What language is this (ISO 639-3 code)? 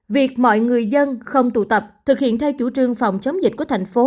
vie